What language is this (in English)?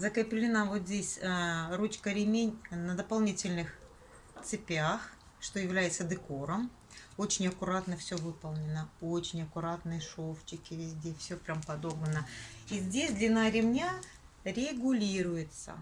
Russian